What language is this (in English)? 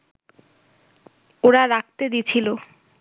Bangla